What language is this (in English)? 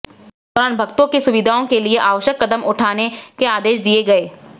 Hindi